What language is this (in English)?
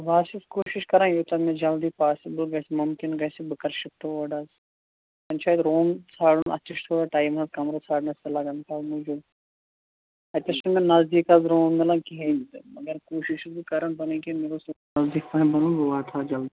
Kashmiri